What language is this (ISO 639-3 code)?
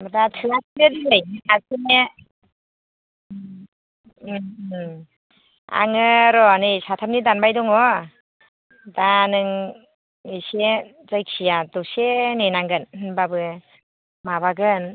brx